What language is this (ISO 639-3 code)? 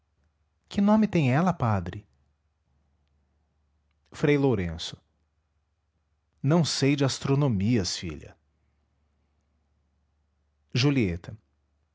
por